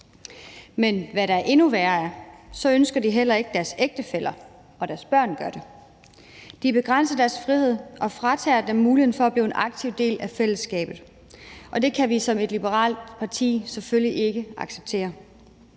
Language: Danish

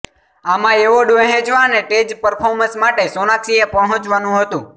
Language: Gujarati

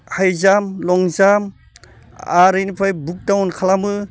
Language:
Bodo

